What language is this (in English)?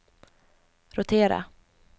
Swedish